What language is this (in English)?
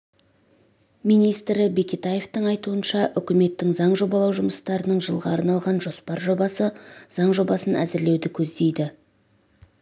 Kazakh